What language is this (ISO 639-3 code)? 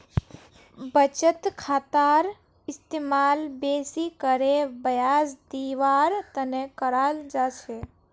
mag